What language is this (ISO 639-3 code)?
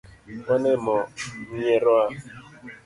luo